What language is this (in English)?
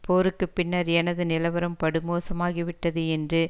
Tamil